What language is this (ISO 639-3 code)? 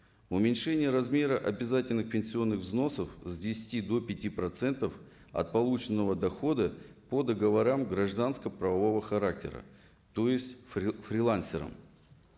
kaz